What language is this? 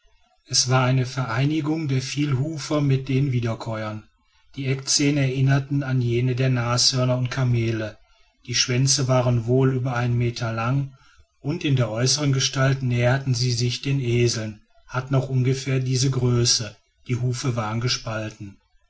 German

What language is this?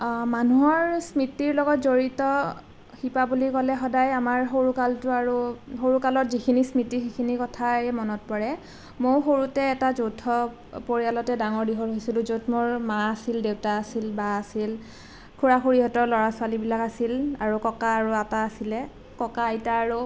Assamese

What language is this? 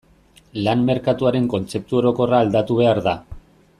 Basque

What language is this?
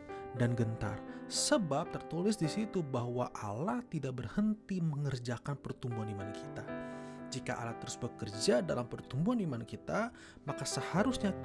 Indonesian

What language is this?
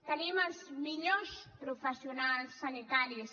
Catalan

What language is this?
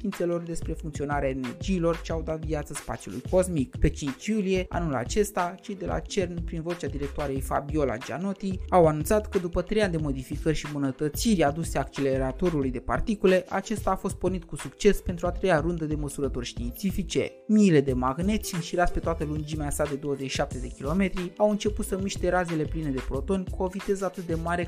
Romanian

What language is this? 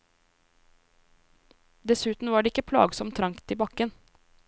Norwegian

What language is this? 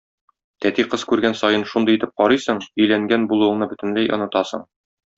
Tatar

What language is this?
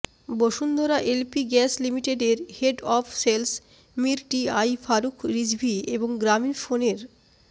Bangla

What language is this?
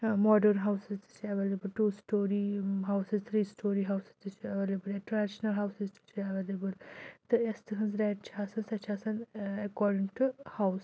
Kashmiri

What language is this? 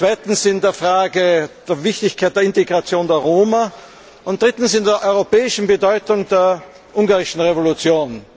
German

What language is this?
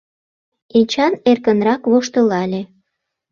Mari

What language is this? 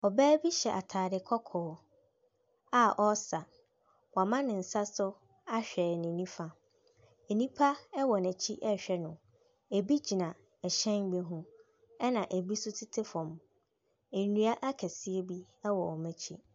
Akan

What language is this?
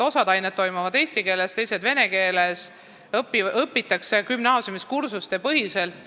Estonian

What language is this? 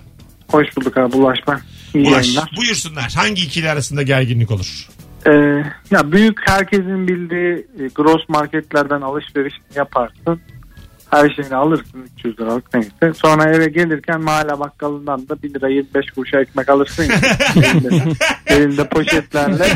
Turkish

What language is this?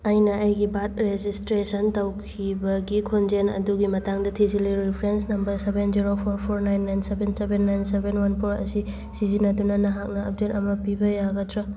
Manipuri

